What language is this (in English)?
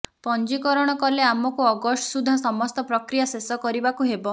Odia